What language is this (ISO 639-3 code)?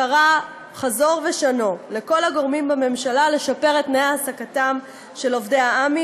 heb